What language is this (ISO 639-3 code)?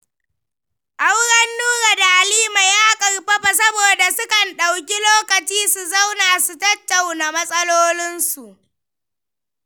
hau